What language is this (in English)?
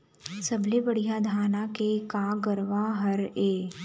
Chhattisgarhi